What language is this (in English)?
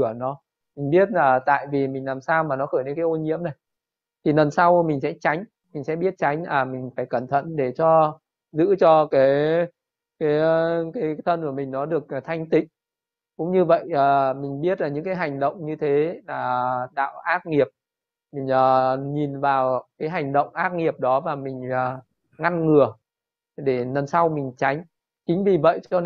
Vietnamese